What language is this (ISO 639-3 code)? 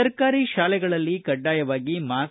kan